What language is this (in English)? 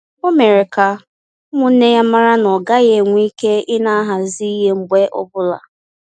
Igbo